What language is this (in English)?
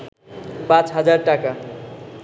Bangla